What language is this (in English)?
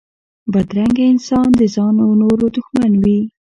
Pashto